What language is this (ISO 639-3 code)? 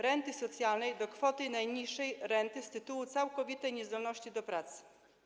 pol